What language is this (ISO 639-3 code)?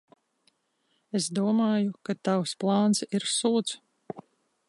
lav